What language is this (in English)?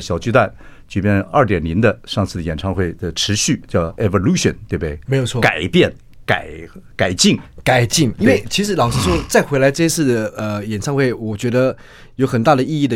Chinese